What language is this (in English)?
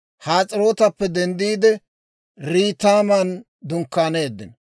Dawro